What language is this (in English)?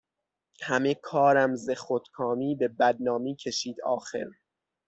Persian